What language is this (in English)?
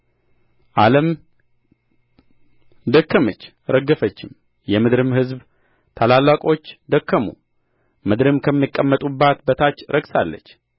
Amharic